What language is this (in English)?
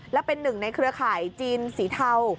Thai